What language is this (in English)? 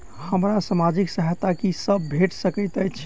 Maithili